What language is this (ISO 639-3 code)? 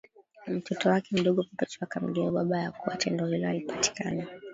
swa